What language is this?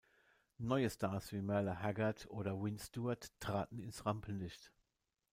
German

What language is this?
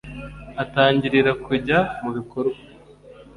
Kinyarwanda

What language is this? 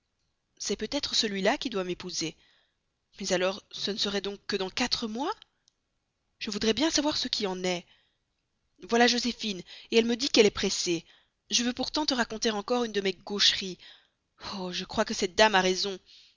French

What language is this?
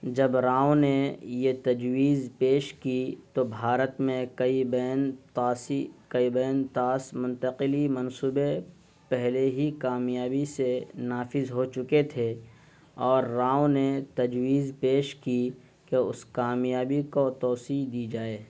Urdu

